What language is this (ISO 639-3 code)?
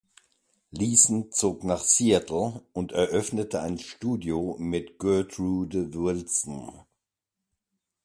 deu